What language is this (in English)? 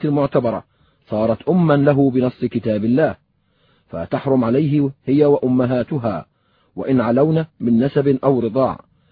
Arabic